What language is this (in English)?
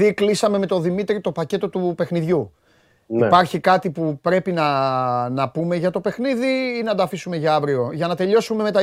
Greek